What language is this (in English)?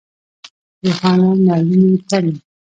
Pashto